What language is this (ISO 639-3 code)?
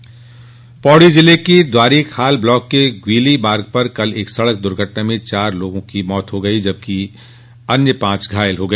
hin